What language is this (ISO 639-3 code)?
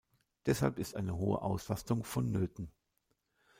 deu